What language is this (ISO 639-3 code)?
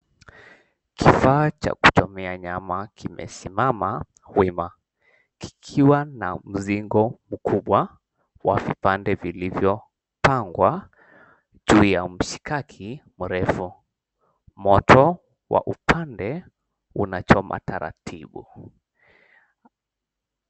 swa